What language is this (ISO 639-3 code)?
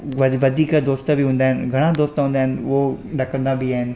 snd